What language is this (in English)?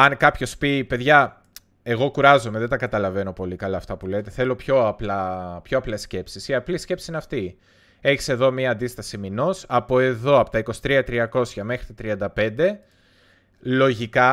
Greek